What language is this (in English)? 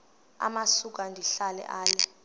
Xhosa